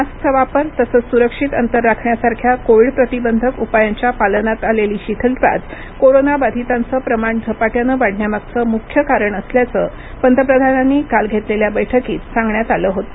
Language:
Marathi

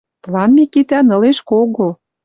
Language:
Western Mari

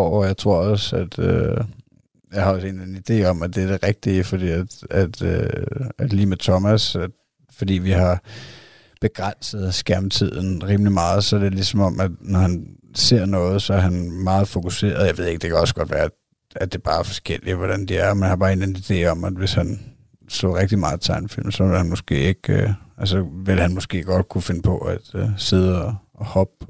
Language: Danish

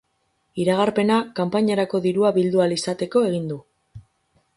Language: Basque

